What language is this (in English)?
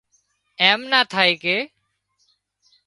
Wadiyara Koli